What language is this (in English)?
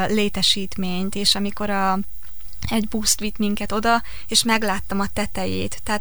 Hungarian